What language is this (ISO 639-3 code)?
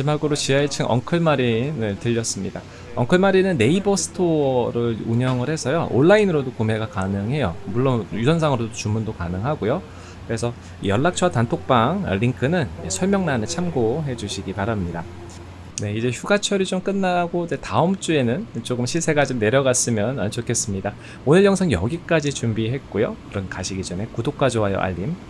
kor